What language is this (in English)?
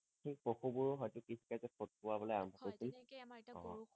Assamese